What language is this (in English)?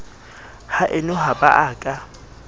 Southern Sotho